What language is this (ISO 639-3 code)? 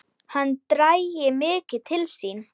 isl